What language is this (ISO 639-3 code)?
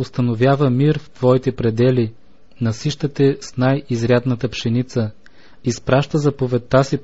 bul